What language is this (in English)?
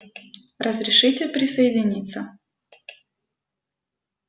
Russian